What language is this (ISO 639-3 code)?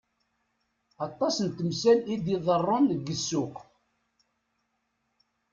kab